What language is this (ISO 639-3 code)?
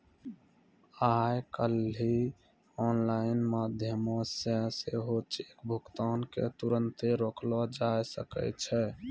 mai